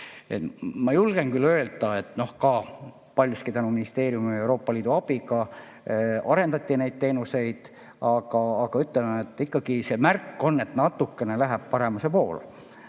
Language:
Estonian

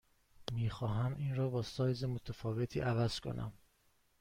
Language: Persian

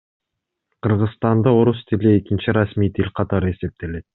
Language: Kyrgyz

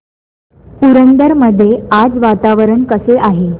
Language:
Marathi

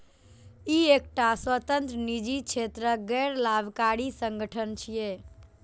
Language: Maithili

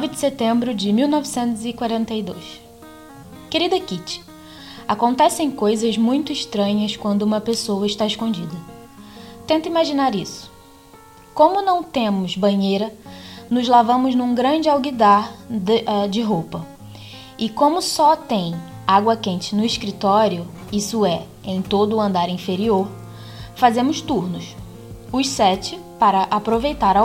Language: Portuguese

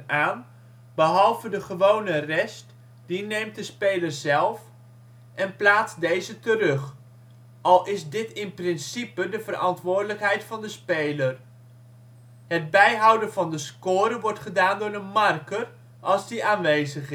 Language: Dutch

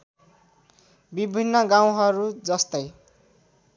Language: Nepali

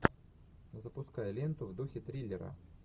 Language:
Russian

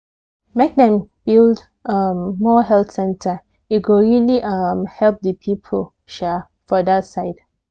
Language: Nigerian Pidgin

